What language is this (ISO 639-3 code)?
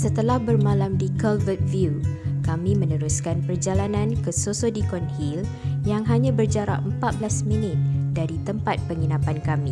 msa